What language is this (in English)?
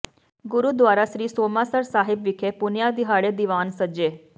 Punjabi